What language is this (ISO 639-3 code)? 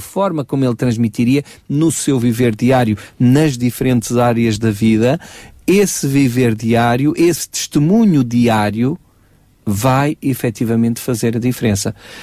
por